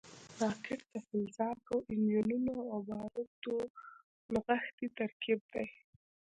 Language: Pashto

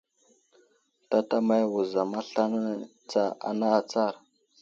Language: Wuzlam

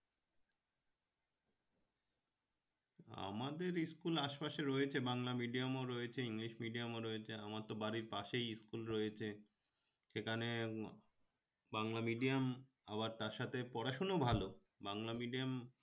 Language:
Bangla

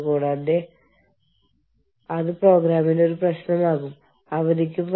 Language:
Malayalam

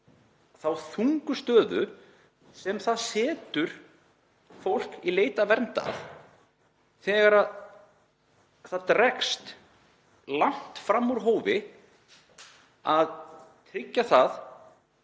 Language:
Icelandic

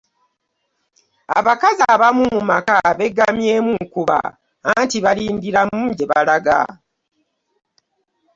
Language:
Ganda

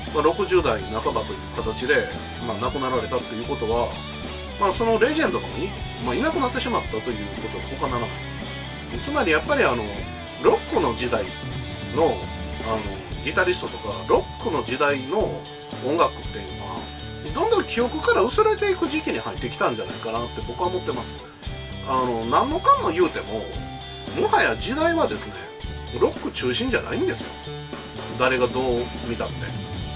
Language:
Japanese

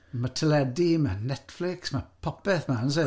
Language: Welsh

